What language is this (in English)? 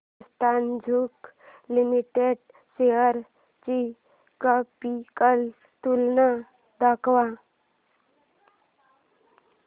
Marathi